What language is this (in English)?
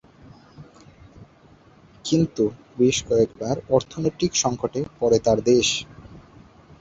Bangla